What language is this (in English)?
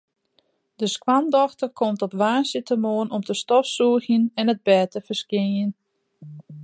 Western Frisian